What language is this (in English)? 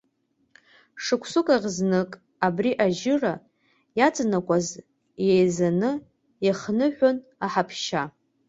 Abkhazian